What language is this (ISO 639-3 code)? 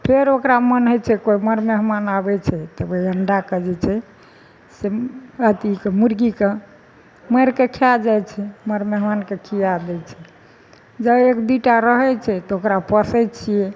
mai